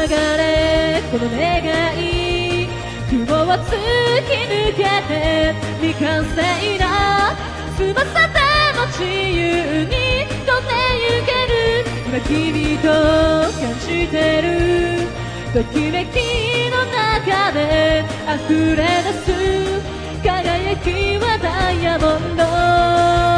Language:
Japanese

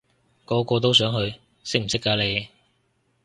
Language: Cantonese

